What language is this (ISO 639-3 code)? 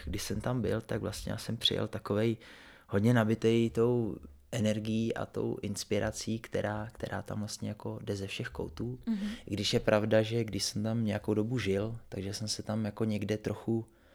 ces